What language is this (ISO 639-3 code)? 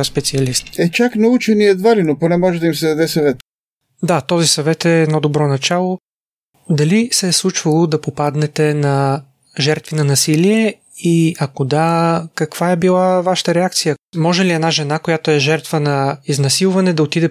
bul